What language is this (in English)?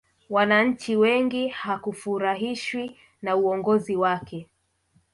Swahili